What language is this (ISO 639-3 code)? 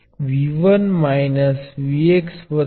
guj